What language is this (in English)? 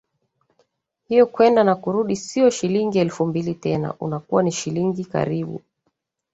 Swahili